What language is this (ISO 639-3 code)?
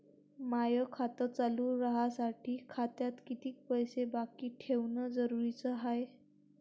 mar